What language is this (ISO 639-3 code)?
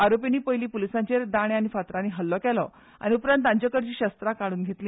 kok